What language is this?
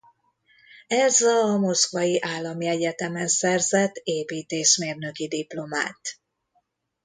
Hungarian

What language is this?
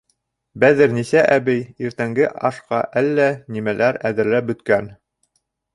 Bashkir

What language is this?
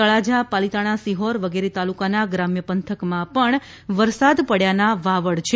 Gujarati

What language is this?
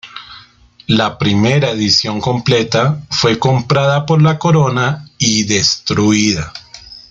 Spanish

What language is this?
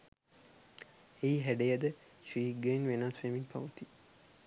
Sinhala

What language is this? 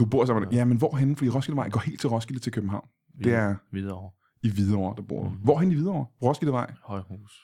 Danish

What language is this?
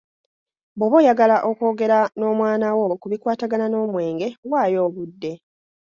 Ganda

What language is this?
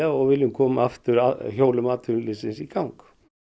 Icelandic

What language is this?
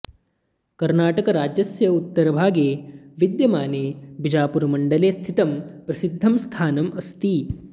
Sanskrit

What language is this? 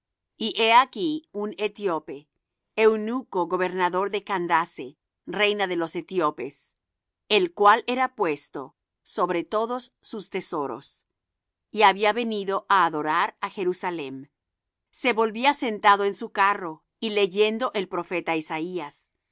Spanish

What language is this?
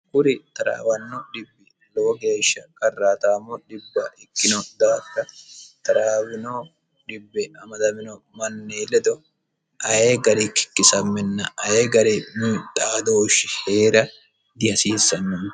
Sidamo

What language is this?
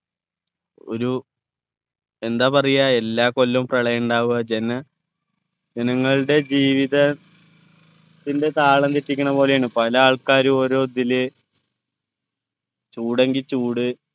Malayalam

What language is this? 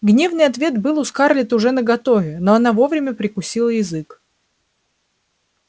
Russian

